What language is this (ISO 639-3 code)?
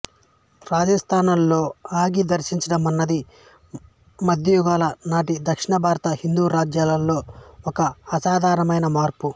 tel